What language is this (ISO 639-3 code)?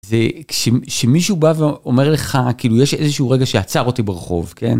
heb